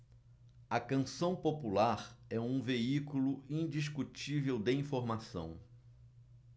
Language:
Portuguese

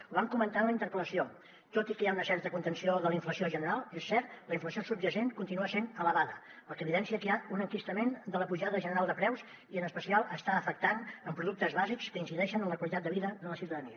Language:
Catalan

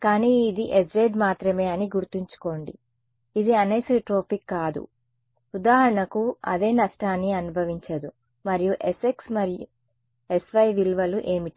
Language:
Telugu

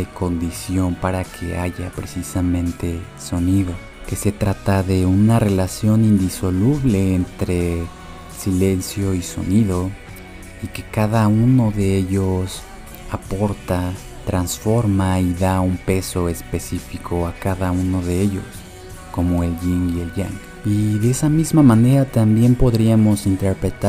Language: Spanish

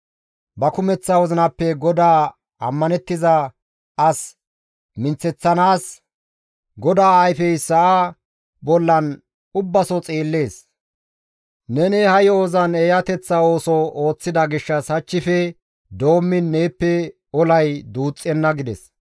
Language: Gamo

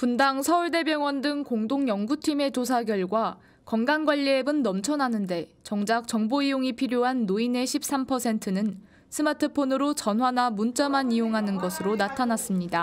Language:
Korean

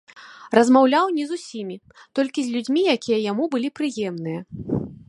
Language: Belarusian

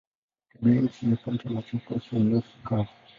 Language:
Swahili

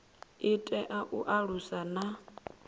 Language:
Venda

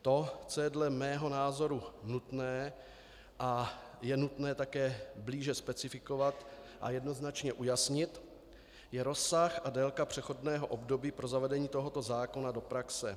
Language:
Czech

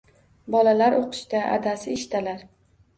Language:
Uzbek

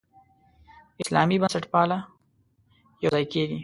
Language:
Pashto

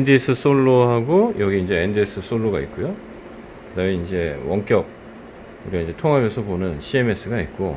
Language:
Korean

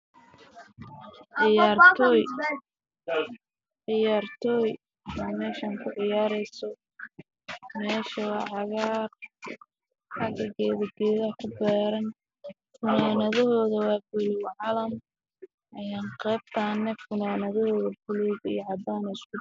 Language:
Somali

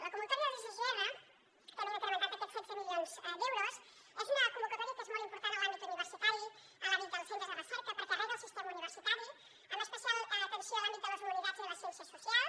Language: Catalan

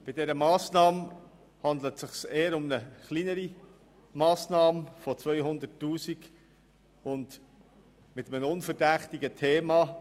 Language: Swiss German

